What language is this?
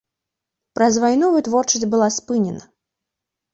Belarusian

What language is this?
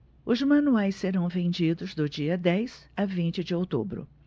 Portuguese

